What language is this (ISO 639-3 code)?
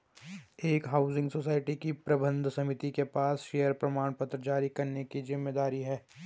hin